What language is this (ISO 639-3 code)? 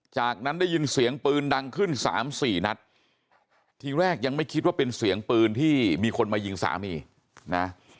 tha